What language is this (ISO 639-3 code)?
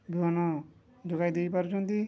ori